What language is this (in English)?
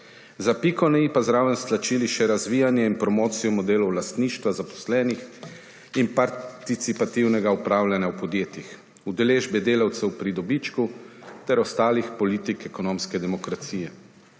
Slovenian